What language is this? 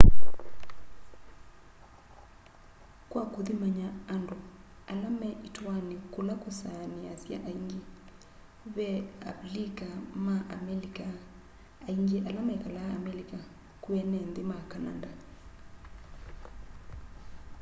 Kamba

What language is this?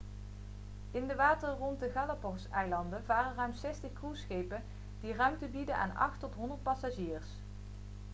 Dutch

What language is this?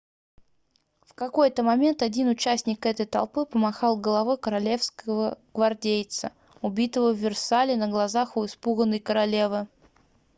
Russian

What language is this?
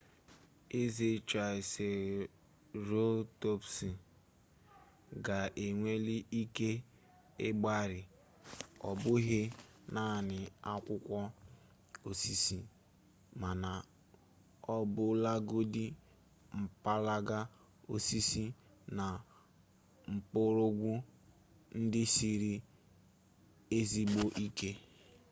Igbo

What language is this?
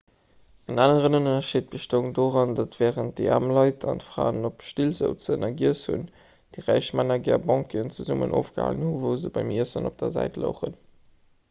Luxembourgish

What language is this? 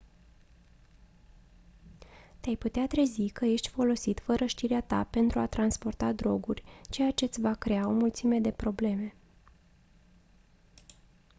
Romanian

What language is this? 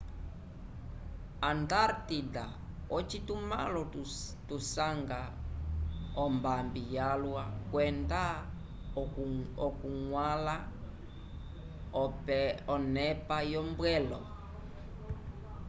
Umbundu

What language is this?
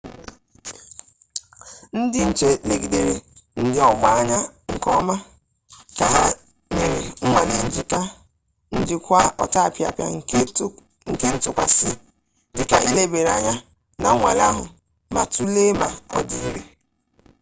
Igbo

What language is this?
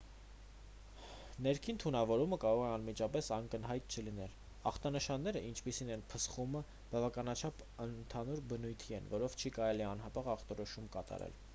Armenian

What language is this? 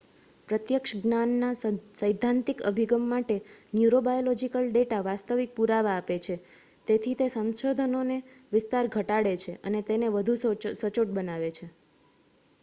Gujarati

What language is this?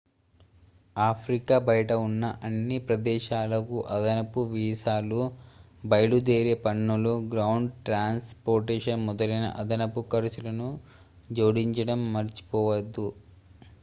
Telugu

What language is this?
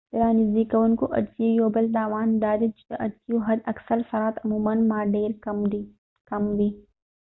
Pashto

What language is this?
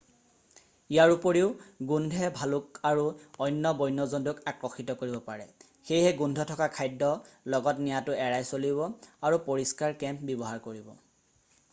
Assamese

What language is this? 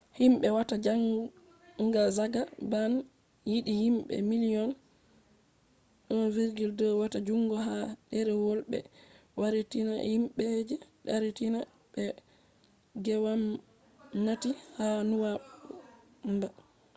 Fula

